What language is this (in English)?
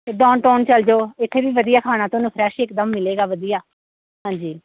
Punjabi